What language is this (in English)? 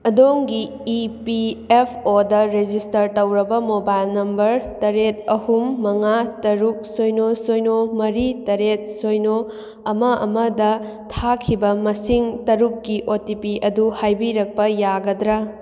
Manipuri